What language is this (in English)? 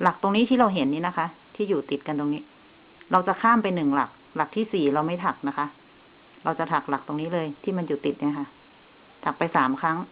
Thai